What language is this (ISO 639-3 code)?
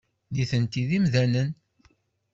kab